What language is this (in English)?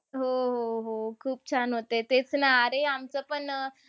Marathi